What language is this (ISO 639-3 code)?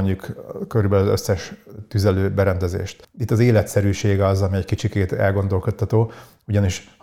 hun